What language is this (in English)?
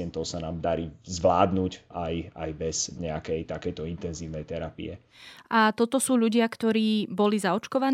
Slovak